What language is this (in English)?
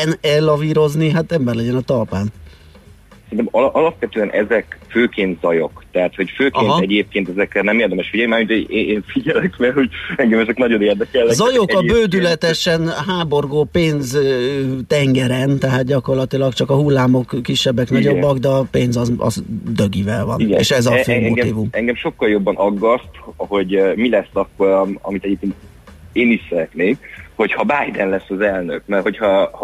Hungarian